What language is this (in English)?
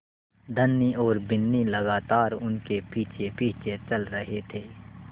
Hindi